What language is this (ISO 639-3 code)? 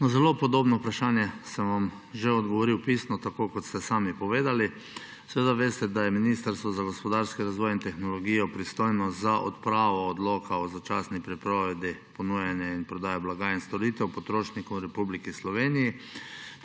slv